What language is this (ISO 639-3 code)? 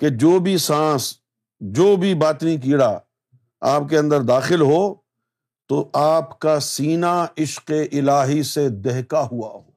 urd